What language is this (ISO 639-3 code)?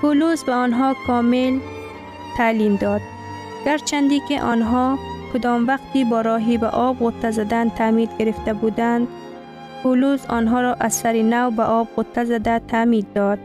fas